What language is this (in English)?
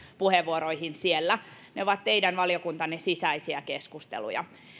Finnish